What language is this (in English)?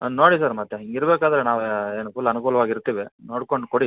Kannada